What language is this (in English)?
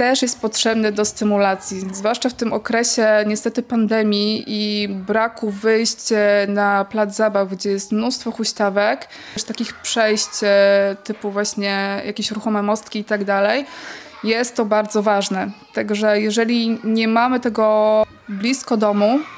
Polish